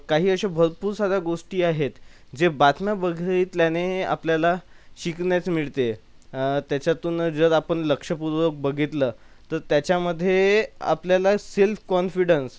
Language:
Marathi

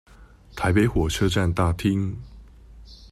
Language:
Chinese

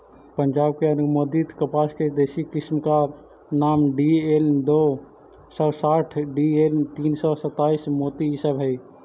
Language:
Magahi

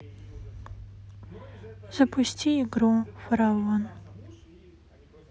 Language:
Russian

